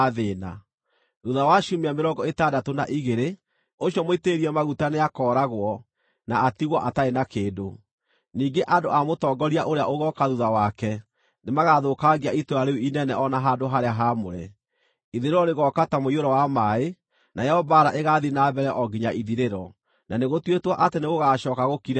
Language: Kikuyu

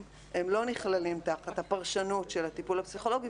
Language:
Hebrew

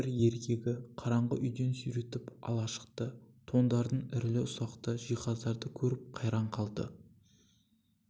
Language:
Kazakh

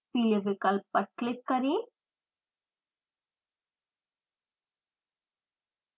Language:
Hindi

